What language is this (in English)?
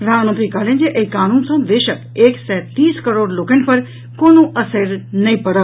Maithili